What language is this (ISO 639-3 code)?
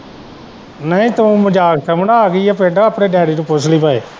pan